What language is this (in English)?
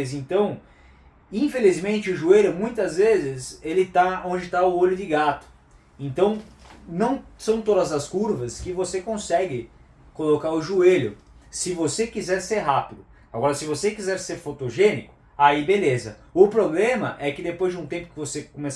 Portuguese